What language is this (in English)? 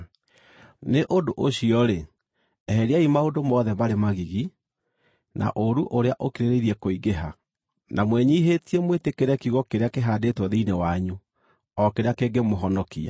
Kikuyu